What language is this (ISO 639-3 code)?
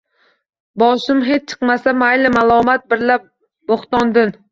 uzb